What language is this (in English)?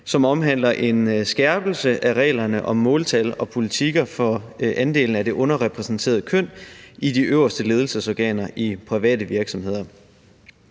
Danish